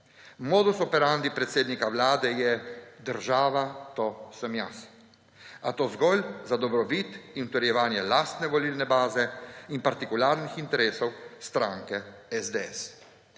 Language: Slovenian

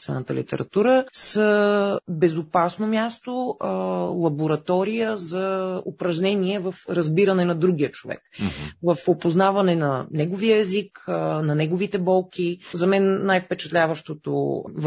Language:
Bulgarian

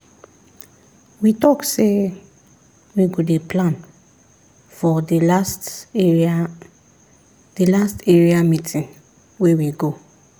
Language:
Nigerian Pidgin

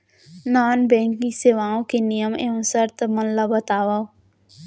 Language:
Chhattisgarhi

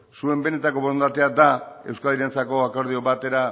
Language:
Basque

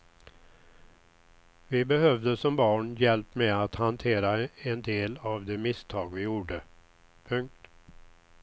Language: Swedish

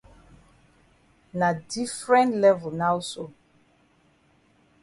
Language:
Cameroon Pidgin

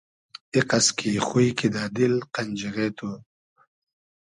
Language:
Hazaragi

